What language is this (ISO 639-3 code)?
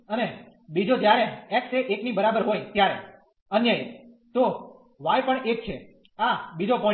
guj